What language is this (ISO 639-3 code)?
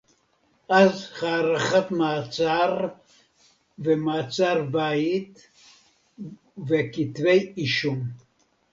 heb